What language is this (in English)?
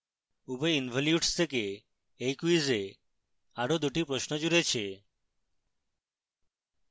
Bangla